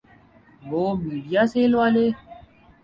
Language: Urdu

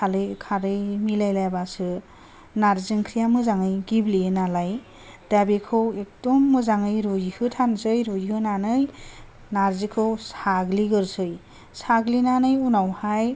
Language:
Bodo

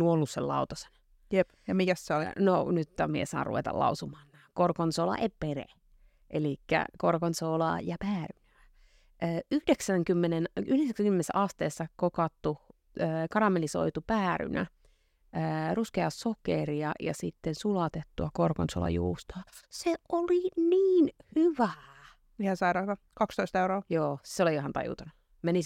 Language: Finnish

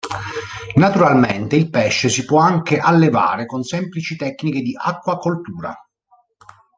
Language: Italian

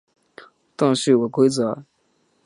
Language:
Chinese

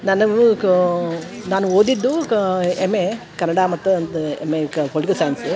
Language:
Kannada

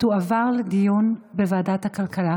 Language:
Hebrew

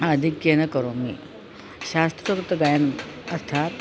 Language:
Sanskrit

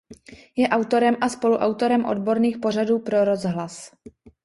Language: Czech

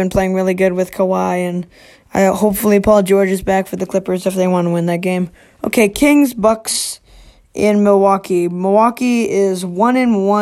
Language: English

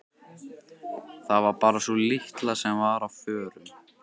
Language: Icelandic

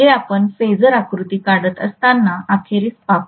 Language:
Marathi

